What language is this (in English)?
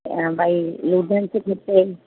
Sindhi